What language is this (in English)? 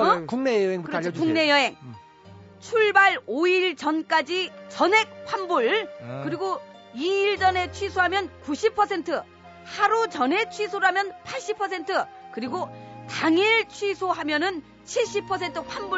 Korean